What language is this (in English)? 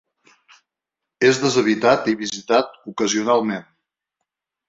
Catalan